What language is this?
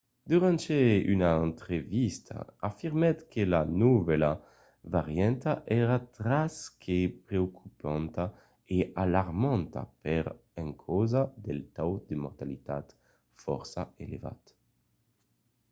Occitan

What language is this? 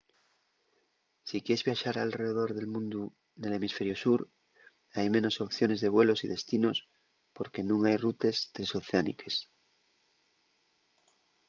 Asturian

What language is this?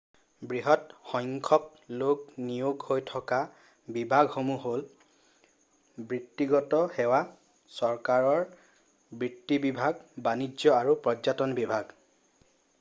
Assamese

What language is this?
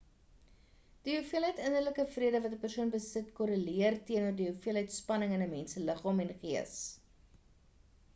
Afrikaans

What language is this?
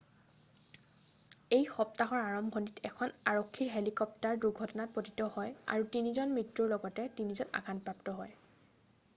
Assamese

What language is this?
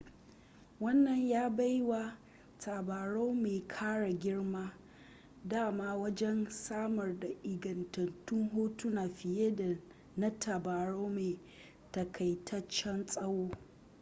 Hausa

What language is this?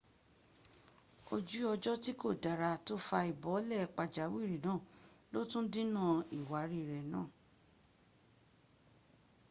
Yoruba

